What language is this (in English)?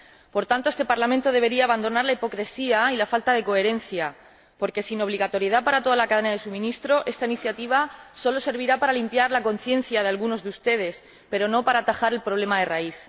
Spanish